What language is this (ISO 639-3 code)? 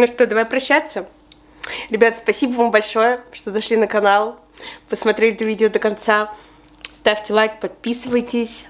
rus